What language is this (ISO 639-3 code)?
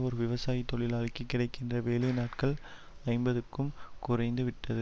tam